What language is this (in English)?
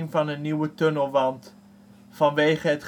Dutch